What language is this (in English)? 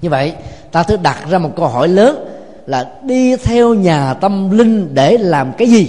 Vietnamese